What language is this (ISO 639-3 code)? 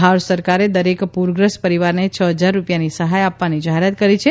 guj